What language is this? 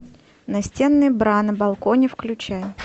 Russian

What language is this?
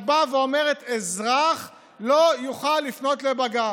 Hebrew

